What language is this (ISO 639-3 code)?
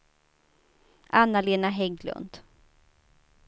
swe